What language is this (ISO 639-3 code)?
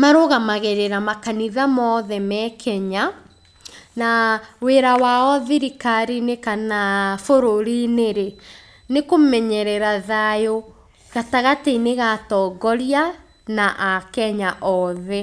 kik